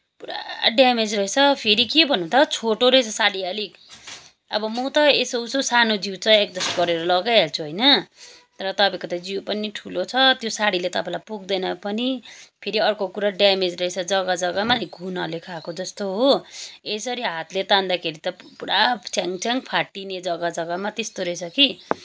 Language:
Nepali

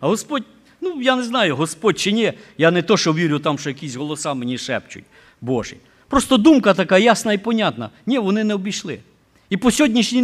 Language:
Ukrainian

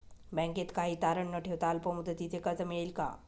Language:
Marathi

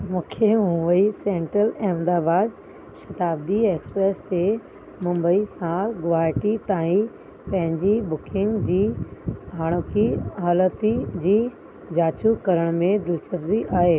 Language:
Sindhi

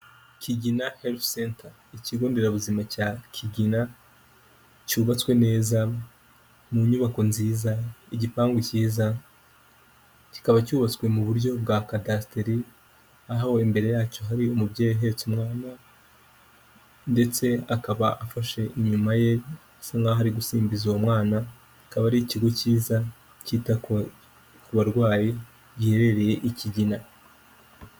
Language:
Kinyarwanda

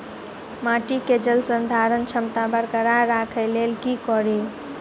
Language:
Maithili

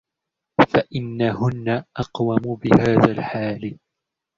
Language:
Arabic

